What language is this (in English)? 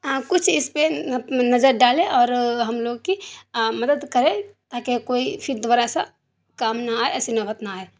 Urdu